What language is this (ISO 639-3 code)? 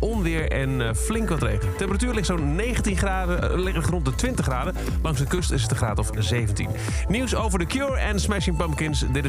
nld